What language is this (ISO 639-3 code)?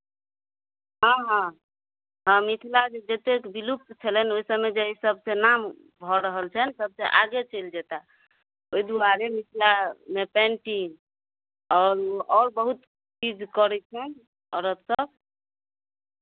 mai